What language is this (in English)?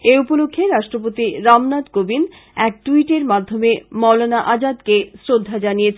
Bangla